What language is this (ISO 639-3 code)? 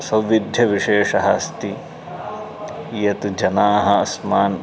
san